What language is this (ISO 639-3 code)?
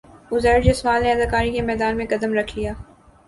urd